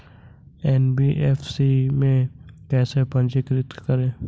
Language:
Hindi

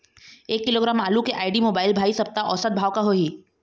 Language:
Chhattisgarhi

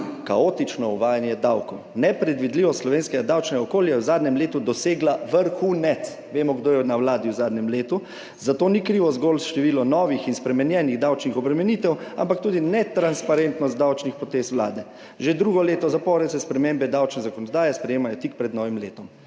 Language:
Slovenian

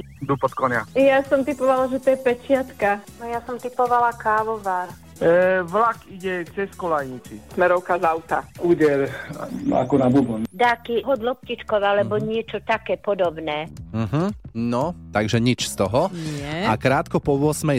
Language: Slovak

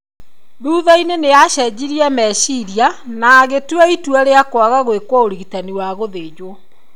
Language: Kikuyu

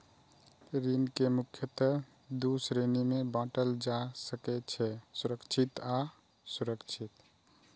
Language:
Maithili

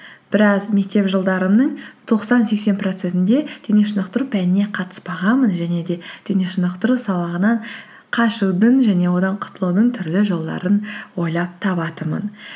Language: Kazakh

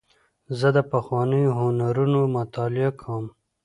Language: Pashto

